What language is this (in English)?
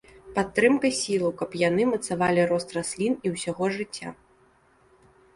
Belarusian